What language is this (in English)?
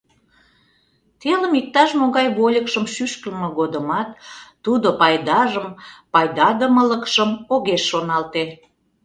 Mari